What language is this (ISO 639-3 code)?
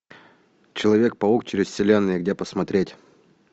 rus